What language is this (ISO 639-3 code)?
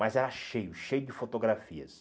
por